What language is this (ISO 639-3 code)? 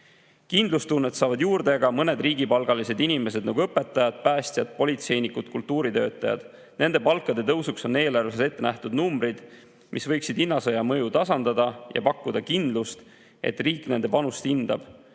est